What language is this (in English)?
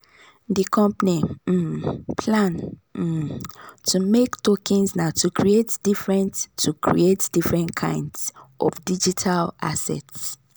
Nigerian Pidgin